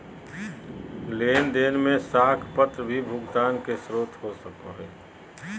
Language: Magahi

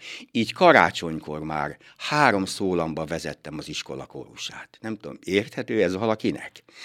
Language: Hungarian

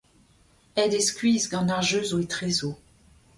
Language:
Breton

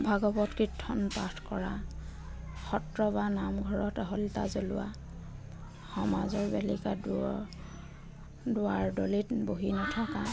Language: Assamese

